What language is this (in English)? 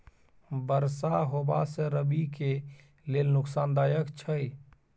Maithili